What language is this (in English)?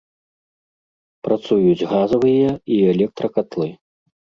Belarusian